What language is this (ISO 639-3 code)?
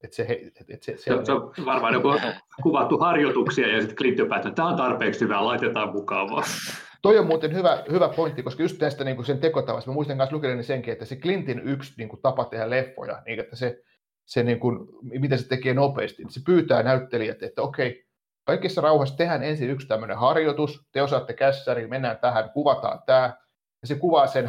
fin